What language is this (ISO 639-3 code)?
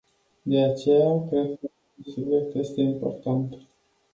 ron